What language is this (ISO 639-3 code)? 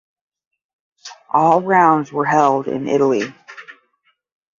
eng